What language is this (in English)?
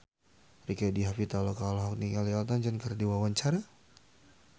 Sundanese